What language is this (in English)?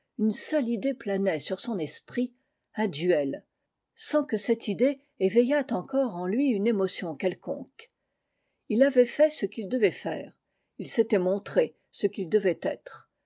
French